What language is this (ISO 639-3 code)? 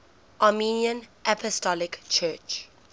eng